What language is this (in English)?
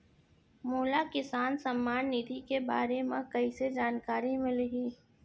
Chhattisgarhi